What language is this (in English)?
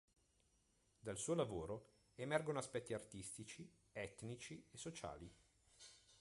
Italian